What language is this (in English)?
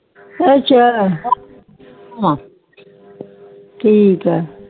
Punjabi